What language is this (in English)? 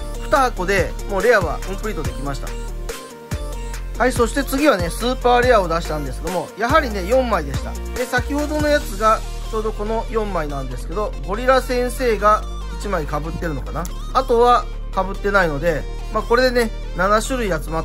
Japanese